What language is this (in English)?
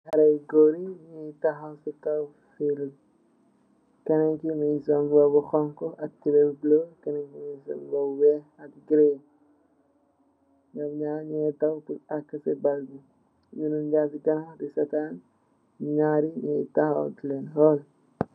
Wolof